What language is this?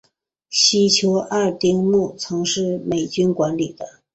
Chinese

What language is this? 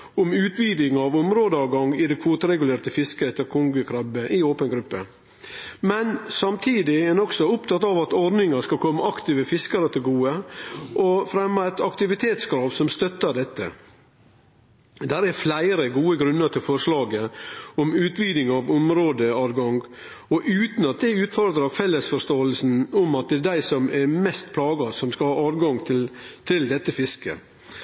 Norwegian Nynorsk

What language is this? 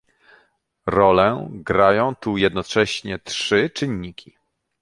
Polish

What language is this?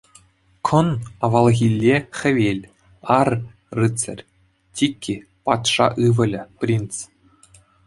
Chuvash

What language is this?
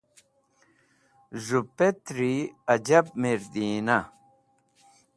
Wakhi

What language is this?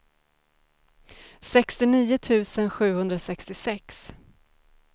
Swedish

